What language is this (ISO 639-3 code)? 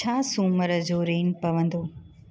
snd